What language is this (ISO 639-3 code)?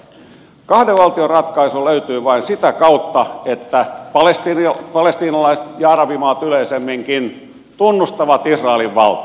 fin